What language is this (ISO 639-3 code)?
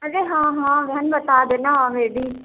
urd